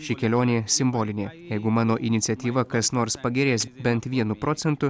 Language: Lithuanian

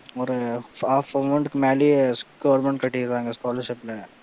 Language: Tamil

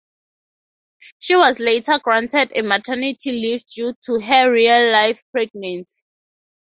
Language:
English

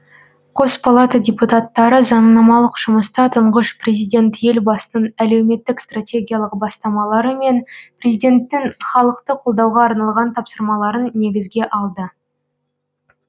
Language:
Kazakh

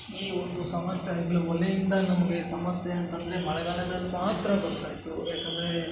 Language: Kannada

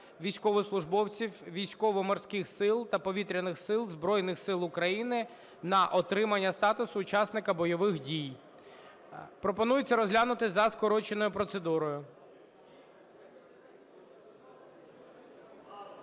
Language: Ukrainian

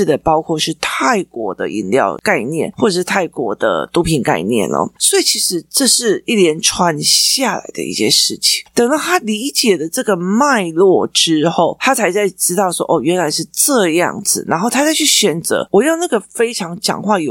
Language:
Chinese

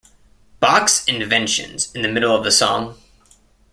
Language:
English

